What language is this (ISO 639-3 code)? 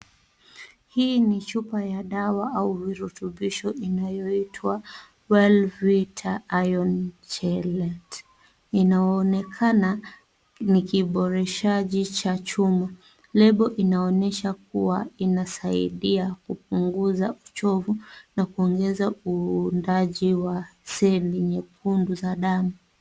swa